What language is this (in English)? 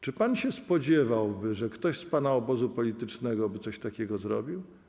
Polish